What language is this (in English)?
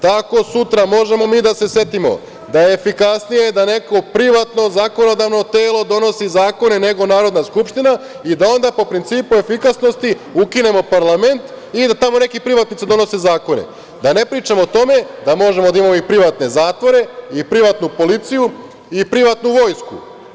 Serbian